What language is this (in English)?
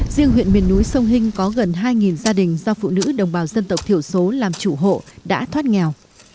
Vietnamese